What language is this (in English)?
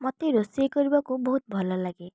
Odia